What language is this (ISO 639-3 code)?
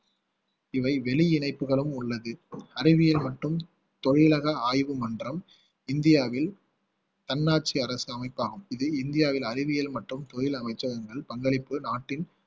tam